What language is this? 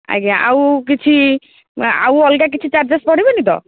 Odia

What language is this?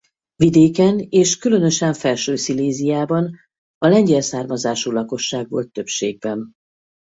Hungarian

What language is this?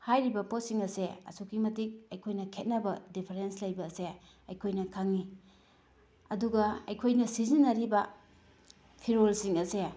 Manipuri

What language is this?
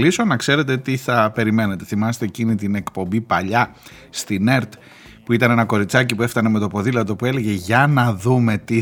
Greek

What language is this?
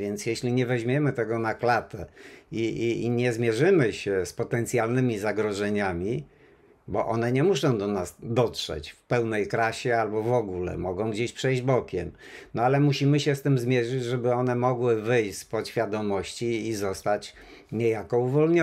Polish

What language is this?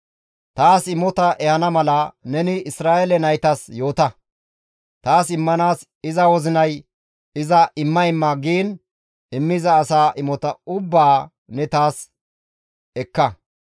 Gamo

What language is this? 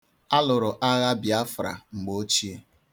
Igbo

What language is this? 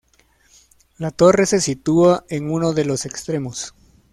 Spanish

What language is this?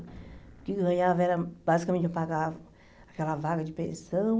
Portuguese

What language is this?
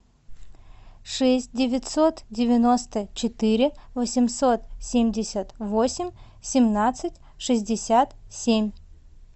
Russian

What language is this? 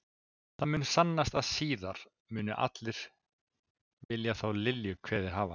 Icelandic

